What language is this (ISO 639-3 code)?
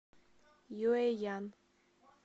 rus